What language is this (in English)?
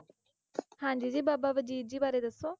Punjabi